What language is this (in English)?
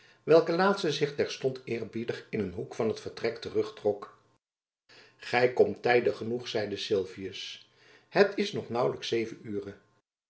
Dutch